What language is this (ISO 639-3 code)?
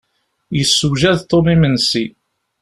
kab